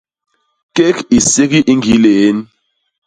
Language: Basaa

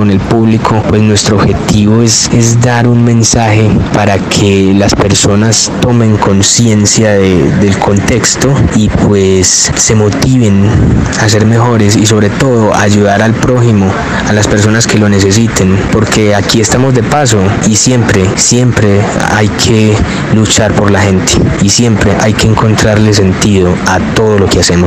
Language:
Spanish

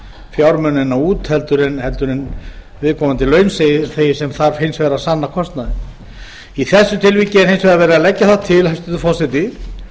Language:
Icelandic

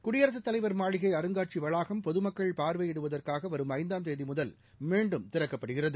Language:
Tamil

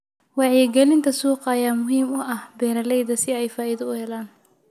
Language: Somali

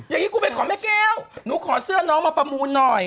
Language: Thai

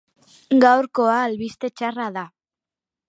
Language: Basque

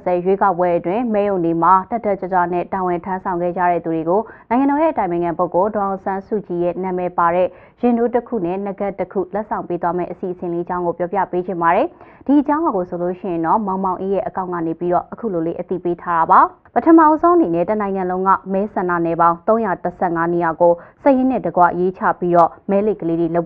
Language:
Korean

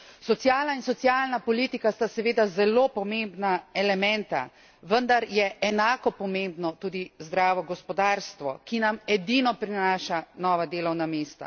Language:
Slovenian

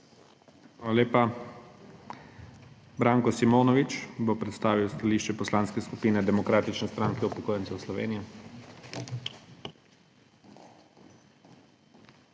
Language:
Slovenian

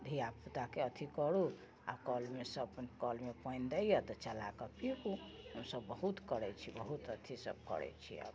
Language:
Maithili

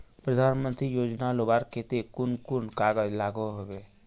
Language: Magahi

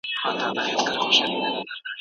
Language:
Pashto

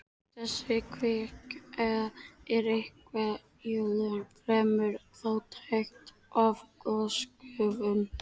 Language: Icelandic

